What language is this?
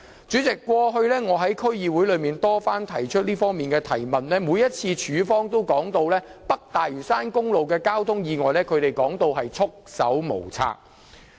Cantonese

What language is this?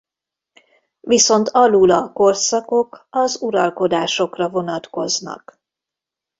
Hungarian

